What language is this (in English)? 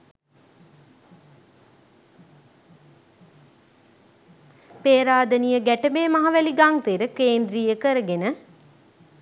Sinhala